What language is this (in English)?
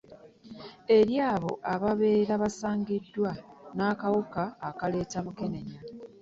Ganda